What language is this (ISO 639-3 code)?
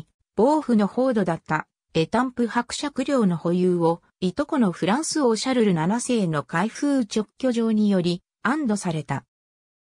jpn